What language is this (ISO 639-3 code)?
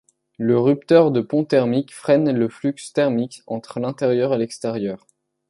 fra